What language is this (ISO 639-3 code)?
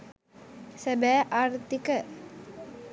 sin